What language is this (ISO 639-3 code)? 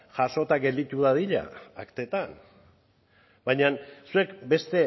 eus